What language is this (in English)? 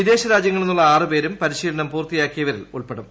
Malayalam